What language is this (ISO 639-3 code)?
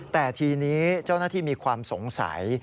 tha